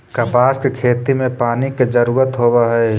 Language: Magahi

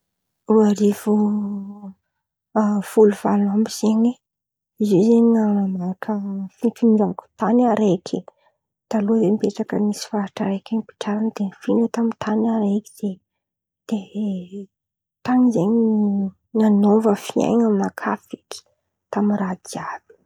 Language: Antankarana Malagasy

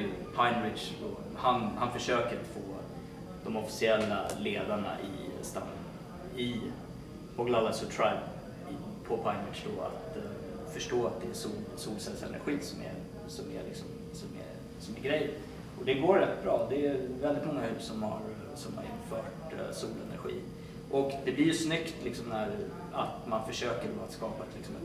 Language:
Swedish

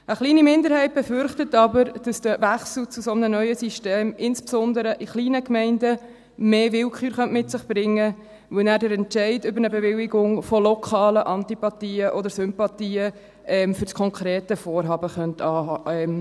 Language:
Swiss German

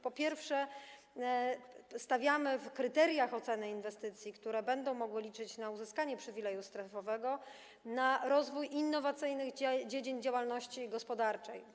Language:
Polish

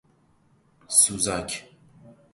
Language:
Persian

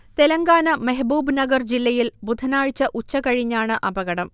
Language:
Malayalam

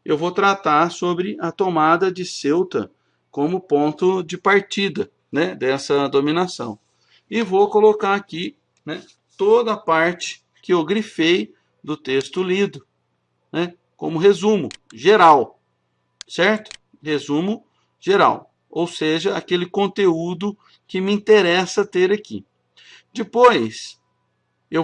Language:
Portuguese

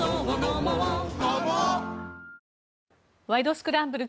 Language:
Japanese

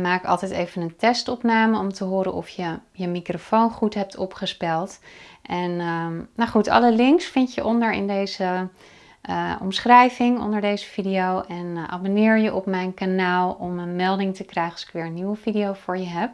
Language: Dutch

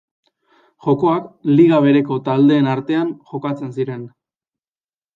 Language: Basque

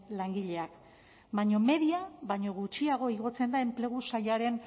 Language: Basque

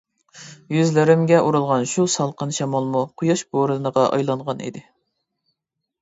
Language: Uyghur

